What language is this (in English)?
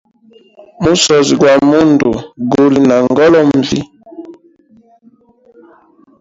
Hemba